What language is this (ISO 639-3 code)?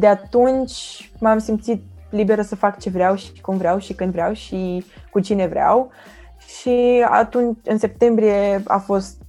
ron